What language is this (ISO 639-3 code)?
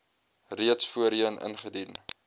afr